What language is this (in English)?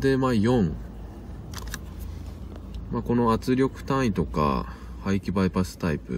Japanese